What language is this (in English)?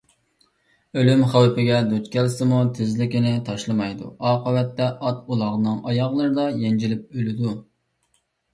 Uyghur